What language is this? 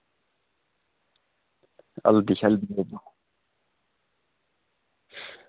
Dogri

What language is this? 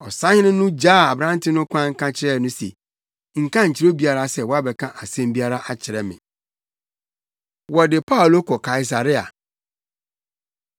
Akan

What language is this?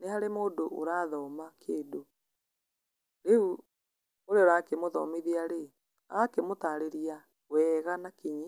Kikuyu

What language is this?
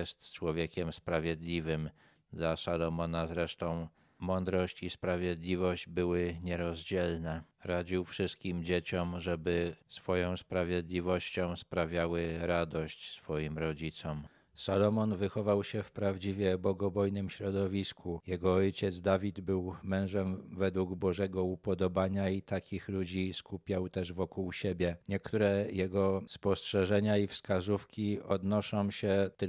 Polish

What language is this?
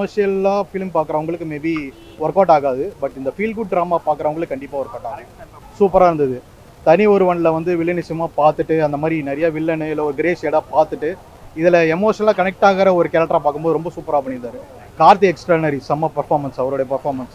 Tamil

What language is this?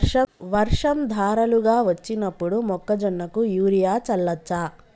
Telugu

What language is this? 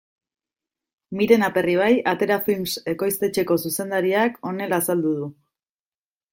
Basque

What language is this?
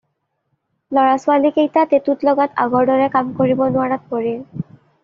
Assamese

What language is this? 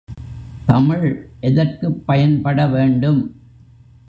Tamil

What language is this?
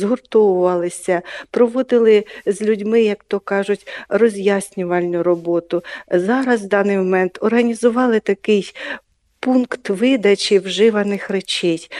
Ukrainian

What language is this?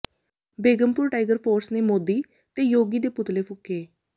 Punjabi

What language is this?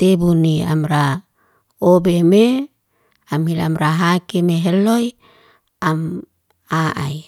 Liana-Seti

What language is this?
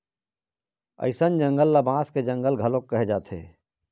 Chhattisgarhi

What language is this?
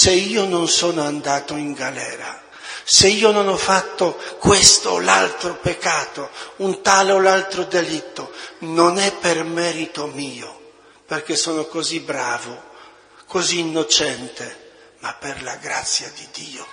Italian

